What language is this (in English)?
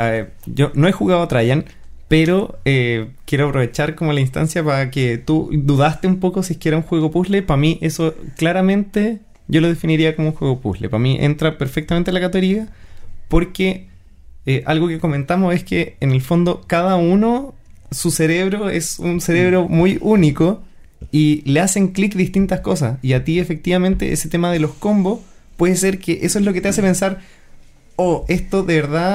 Spanish